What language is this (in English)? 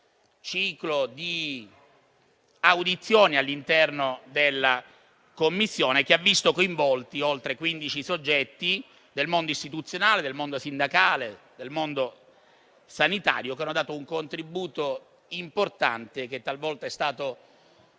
Italian